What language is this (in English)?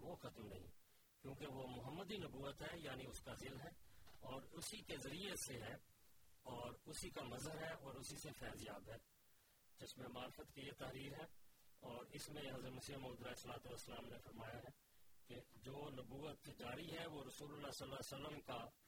Urdu